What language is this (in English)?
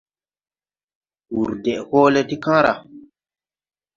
Tupuri